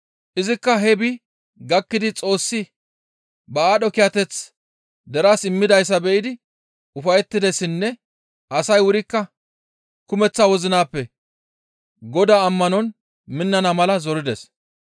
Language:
Gamo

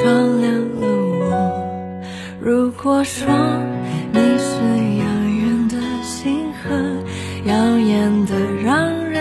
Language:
Chinese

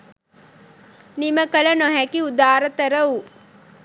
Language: Sinhala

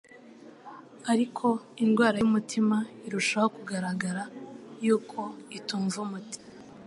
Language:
Kinyarwanda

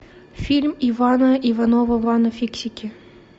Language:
Russian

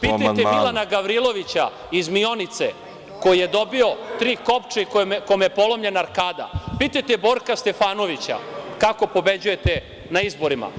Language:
Serbian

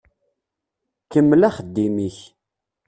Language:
Kabyle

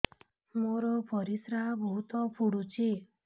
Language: Odia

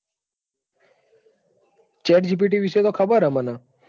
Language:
Gujarati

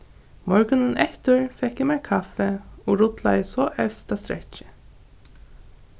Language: Faroese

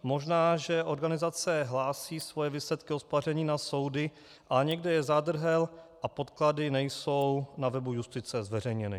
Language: Czech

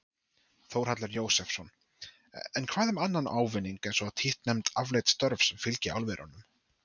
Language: Icelandic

